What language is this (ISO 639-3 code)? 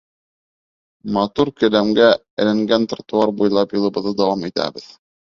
bak